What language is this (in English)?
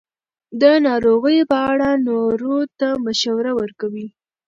Pashto